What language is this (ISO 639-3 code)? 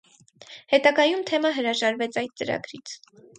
hye